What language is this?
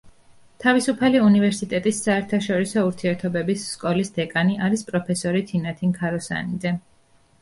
Georgian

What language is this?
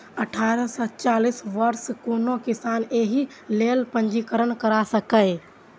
Maithili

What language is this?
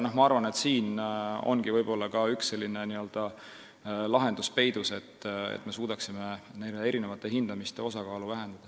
Estonian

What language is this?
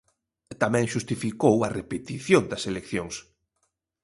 Galician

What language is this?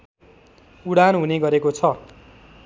Nepali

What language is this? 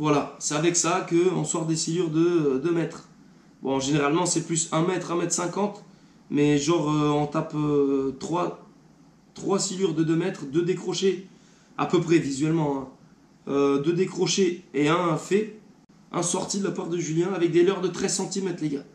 French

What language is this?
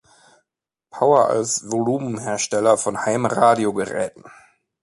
German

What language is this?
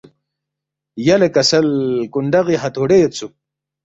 Balti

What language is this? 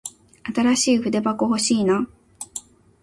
Japanese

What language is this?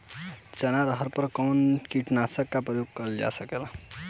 Bhojpuri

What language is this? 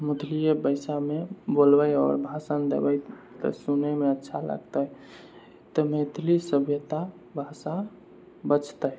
Maithili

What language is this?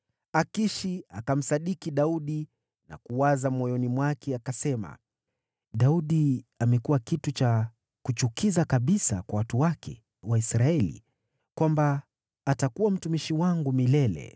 Swahili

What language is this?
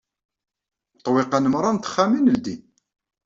Kabyle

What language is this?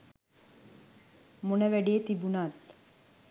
Sinhala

